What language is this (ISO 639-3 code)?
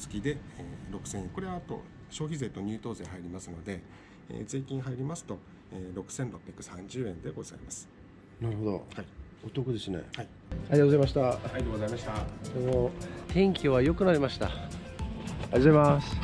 jpn